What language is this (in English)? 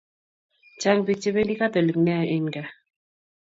Kalenjin